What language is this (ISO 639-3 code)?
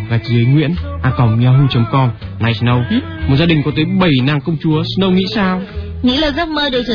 vie